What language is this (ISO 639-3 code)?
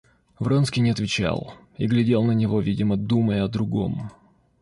rus